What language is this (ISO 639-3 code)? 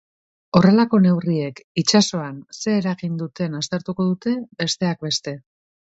eus